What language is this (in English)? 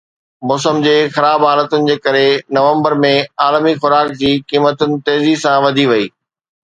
Sindhi